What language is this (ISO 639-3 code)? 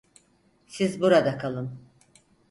tur